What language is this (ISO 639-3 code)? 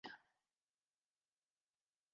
zho